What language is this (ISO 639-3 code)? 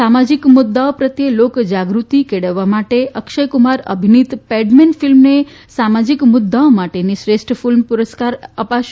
guj